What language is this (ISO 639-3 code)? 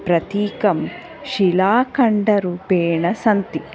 san